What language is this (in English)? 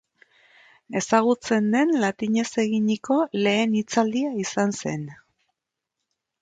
Basque